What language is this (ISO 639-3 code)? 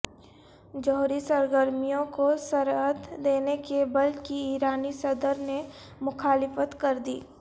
urd